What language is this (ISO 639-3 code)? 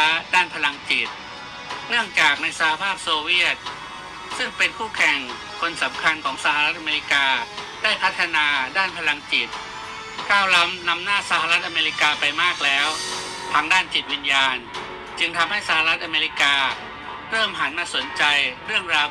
tha